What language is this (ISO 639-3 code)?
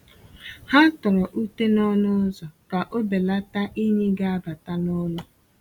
ibo